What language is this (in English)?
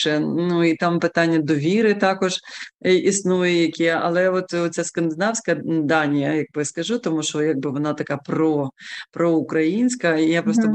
Ukrainian